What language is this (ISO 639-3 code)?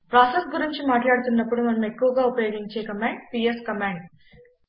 tel